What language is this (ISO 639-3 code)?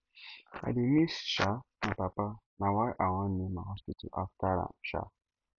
pcm